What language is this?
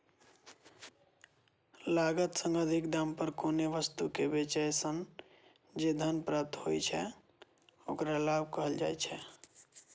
Maithili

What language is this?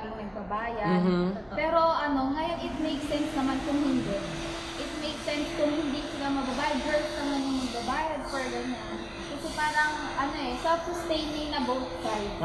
Filipino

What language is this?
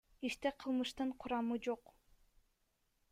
Kyrgyz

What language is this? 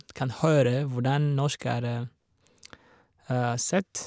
Norwegian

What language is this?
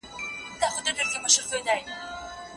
Pashto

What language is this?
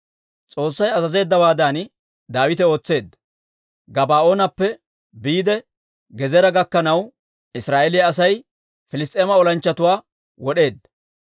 Dawro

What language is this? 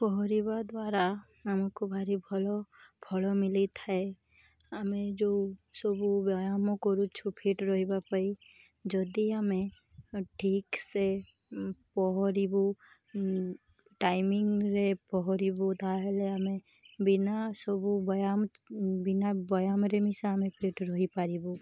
Odia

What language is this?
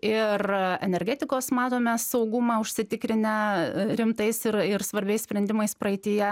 Lithuanian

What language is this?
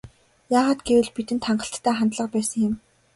Mongolian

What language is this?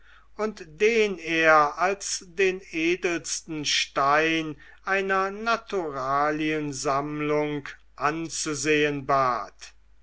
German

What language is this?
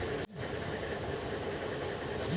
Bhojpuri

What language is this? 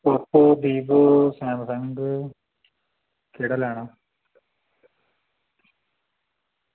Dogri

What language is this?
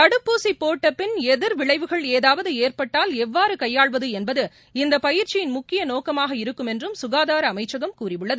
Tamil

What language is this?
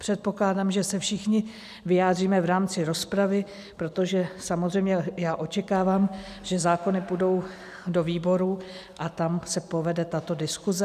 Czech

